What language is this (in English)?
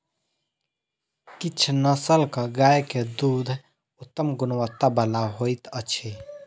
Maithili